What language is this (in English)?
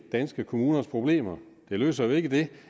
Danish